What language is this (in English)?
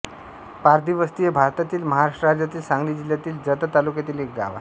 Marathi